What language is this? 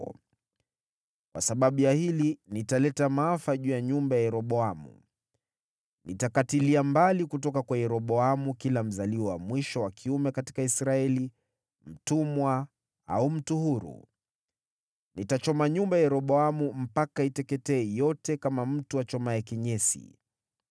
Swahili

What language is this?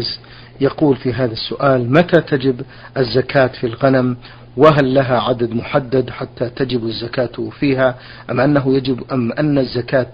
Arabic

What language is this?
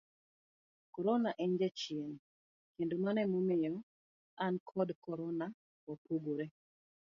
Luo (Kenya and Tanzania)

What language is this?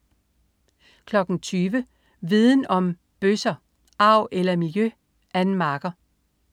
Danish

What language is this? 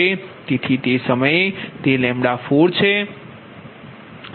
Gujarati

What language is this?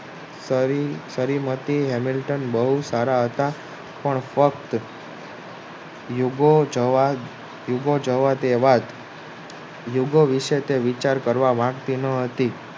Gujarati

